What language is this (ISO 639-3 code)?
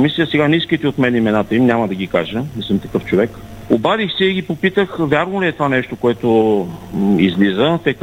bul